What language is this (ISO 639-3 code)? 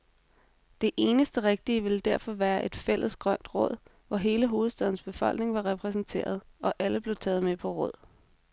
dan